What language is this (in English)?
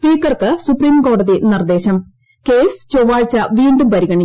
Malayalam